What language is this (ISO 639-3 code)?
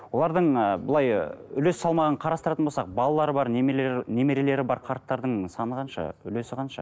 kaz